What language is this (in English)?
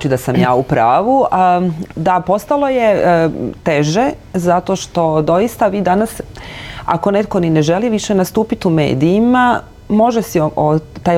Croatian